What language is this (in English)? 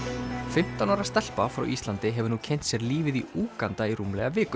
Icelandic